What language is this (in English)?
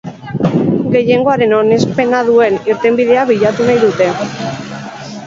Basque